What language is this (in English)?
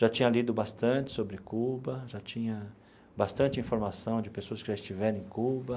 Portuguese